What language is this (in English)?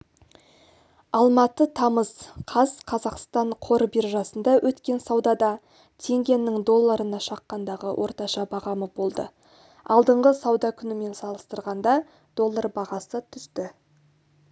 Kazakh